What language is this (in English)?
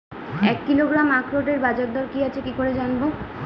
Bangla